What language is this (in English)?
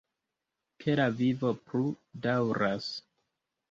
Esperanto